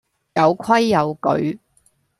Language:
Cantonese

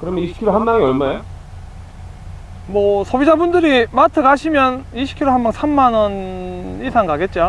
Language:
Korean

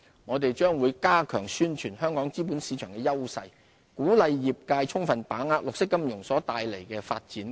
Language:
Cantonese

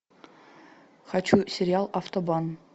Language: Russian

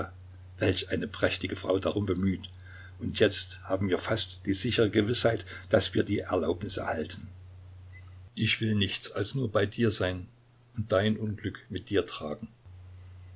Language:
German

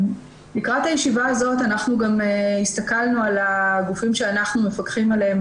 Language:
Hebrew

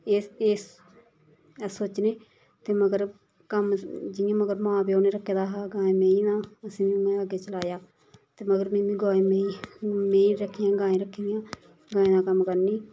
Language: Dogri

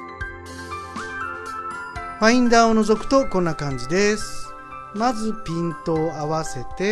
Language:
Japanese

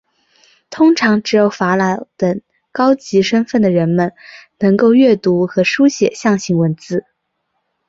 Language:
Chinese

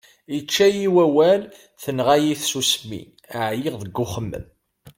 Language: Kabyle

